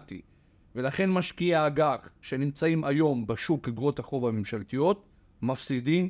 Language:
Hebrew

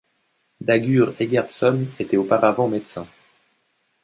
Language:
French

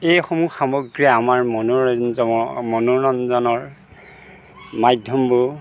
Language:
Assamese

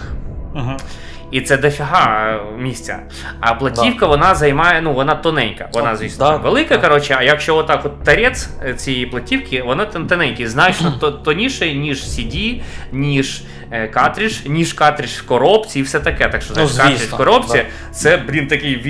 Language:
Ukrainian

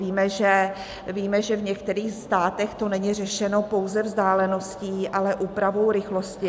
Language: Czech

